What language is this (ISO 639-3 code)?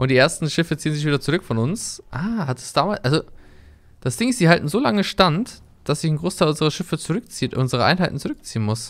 deu